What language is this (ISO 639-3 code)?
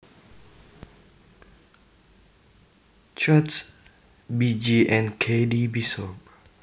jav